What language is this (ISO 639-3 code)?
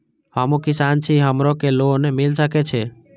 mai